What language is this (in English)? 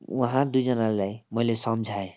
Nepali